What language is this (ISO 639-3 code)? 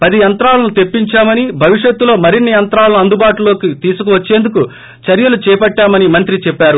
tel